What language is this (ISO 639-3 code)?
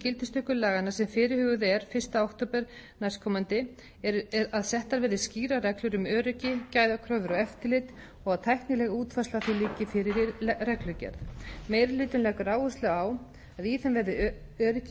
isl